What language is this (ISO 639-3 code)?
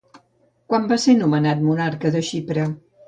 cat